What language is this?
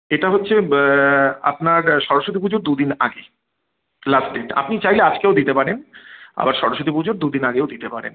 Bangla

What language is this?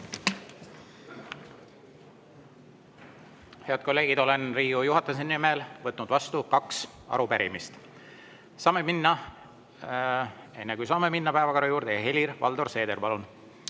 Estonian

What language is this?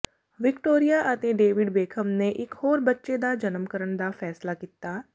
Punjabi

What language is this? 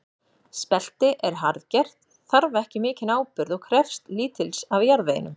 Icelandic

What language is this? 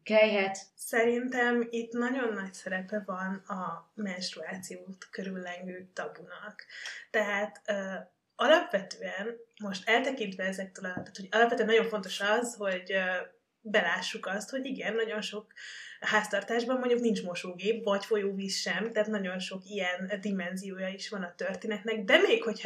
Hungarian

